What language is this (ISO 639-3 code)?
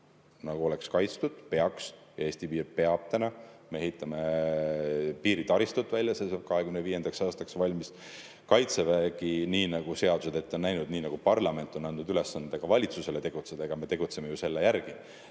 est